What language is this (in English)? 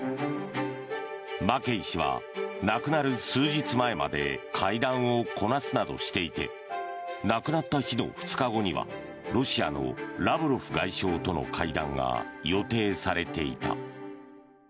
Japanese